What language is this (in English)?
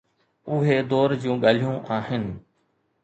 Sindhi